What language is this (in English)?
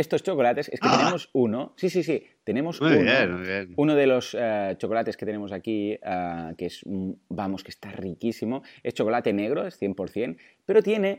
Spanish